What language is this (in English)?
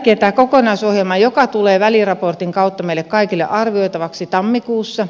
Finnish